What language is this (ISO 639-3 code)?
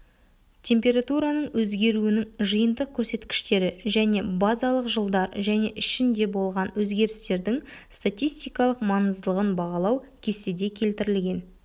kaz